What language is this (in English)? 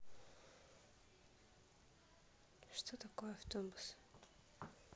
Russian